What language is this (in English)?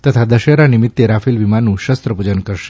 Gujarati